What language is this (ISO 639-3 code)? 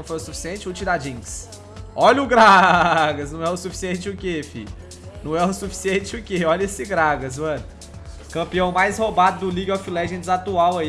por